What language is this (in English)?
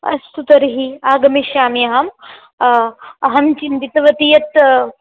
Sanskrit